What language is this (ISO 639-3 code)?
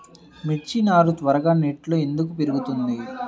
tel